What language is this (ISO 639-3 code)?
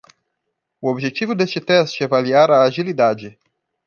por